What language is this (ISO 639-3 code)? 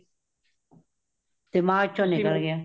pan